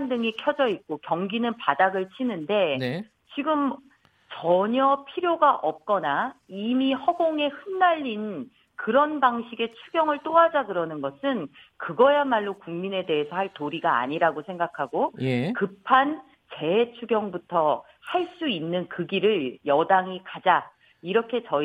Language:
Korean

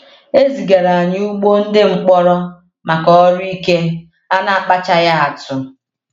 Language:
Igbo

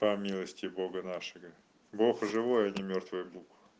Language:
Russian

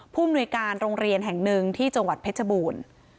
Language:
Thai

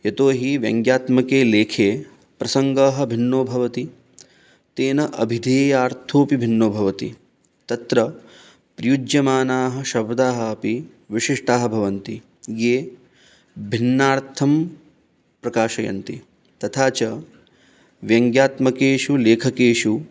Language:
Sanskrit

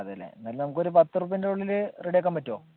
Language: Malayalam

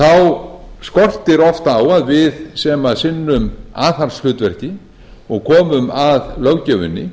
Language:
Icelandic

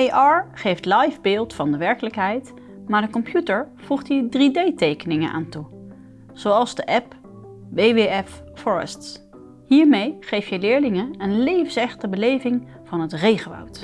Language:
Dutch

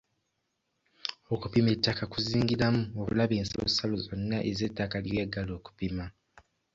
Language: Ganda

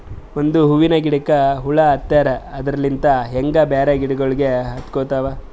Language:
Kannada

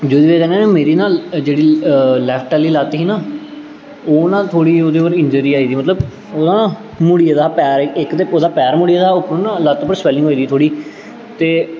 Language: Dogri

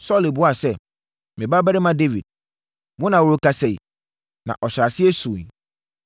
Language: Akan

